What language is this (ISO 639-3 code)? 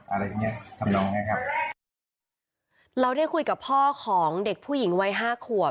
tha